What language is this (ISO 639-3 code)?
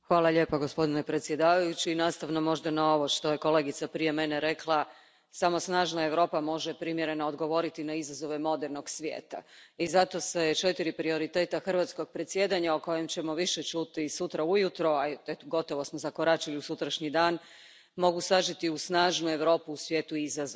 hrv